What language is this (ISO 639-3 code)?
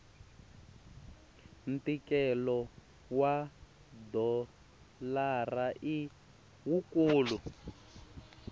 tso